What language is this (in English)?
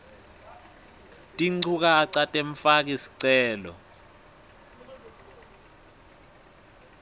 Swati